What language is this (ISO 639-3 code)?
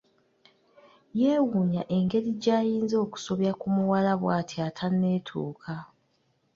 lug